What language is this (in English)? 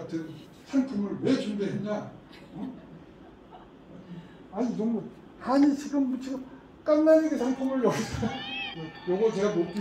Korean